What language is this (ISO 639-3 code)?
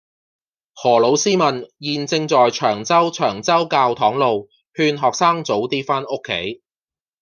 yue